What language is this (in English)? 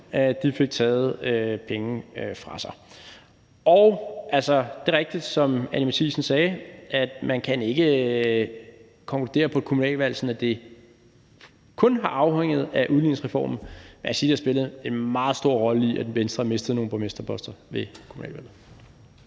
Danish